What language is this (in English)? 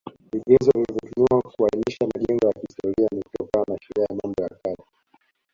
Swahili